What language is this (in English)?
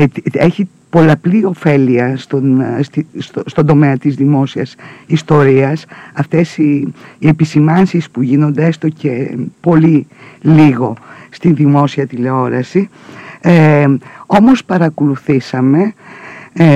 Greek